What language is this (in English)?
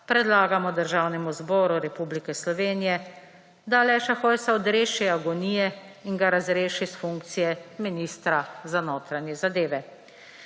Slovenian